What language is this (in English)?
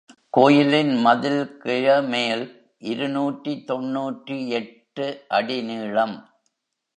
Tamil